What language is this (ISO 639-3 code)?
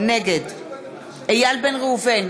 heb